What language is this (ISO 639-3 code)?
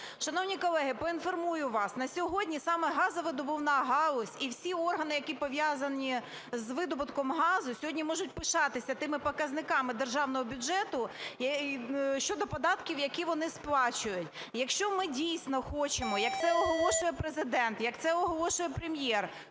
ukr